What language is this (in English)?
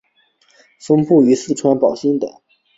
Chinese